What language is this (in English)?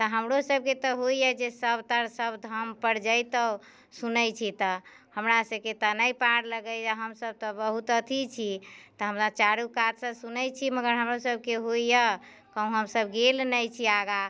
Maithili